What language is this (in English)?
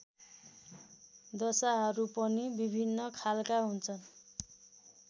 Nepali